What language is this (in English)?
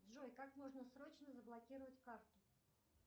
Russian